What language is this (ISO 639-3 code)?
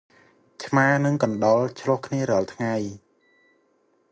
khm